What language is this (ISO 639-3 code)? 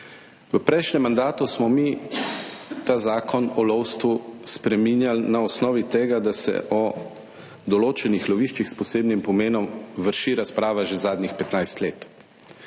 slv